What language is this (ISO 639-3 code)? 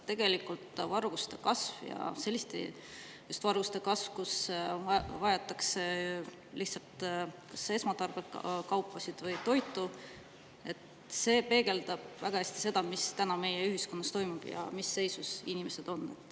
est